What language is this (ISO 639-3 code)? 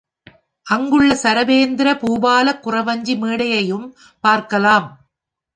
tam